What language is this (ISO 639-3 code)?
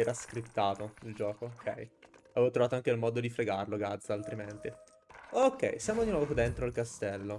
ita